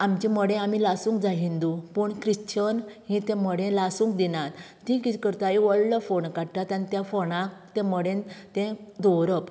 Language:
Konkani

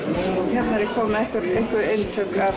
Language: Icelandic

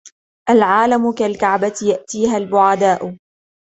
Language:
Arabic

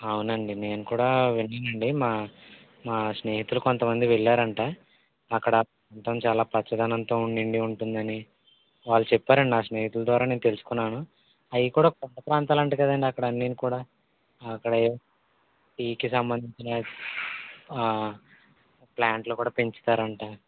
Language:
Telugu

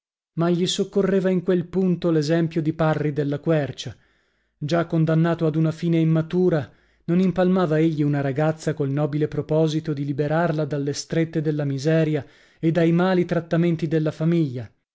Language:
Italian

